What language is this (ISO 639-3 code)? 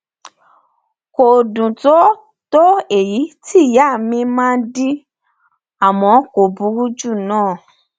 yor